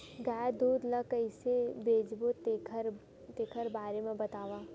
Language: Chhattisgarhi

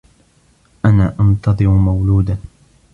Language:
Arabic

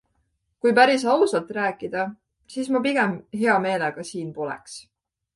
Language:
Estonian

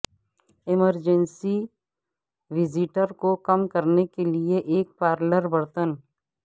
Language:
Urdu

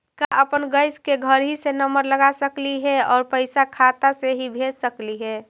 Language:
Magahi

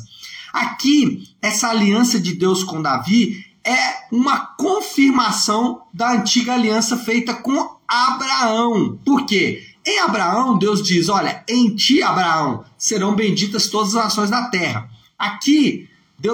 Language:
Portuguese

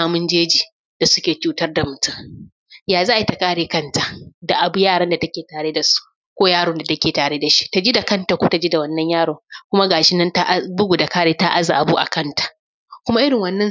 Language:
Hausa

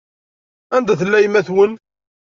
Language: Kabyle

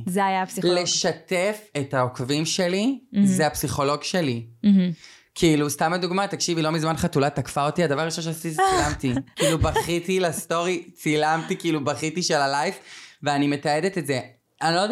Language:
Hebrew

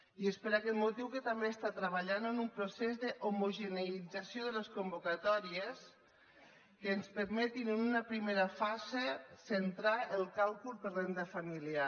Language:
Catalan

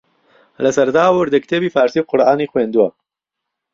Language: Central Kurdish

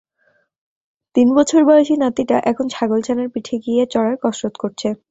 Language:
Bangla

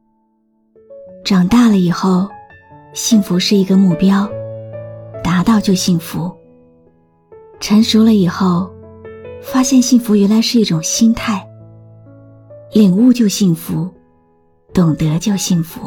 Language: Chinese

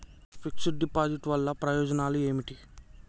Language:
Telugu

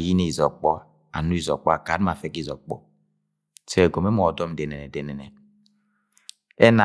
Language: Agwagwune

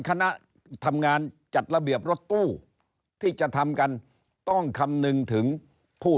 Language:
Thai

